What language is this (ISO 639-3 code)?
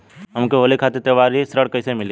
bho